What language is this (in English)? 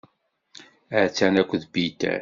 Kabyle